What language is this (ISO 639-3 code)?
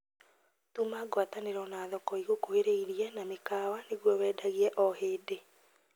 kik